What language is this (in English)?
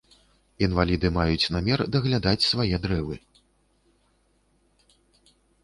Belarusian